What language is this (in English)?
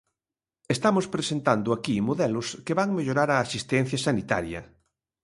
Galician